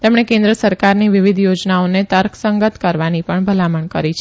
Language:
Gujarati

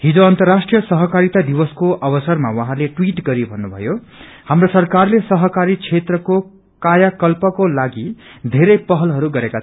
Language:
Nepali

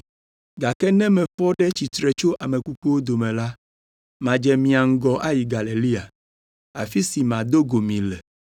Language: Ewe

